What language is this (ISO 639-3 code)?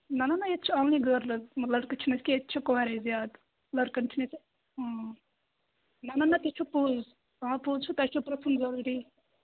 kas